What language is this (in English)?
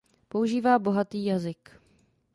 Czech